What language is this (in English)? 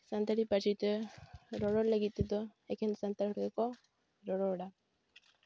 Santali